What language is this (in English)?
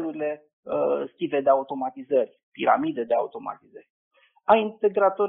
Romanian